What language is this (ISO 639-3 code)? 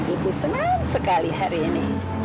ind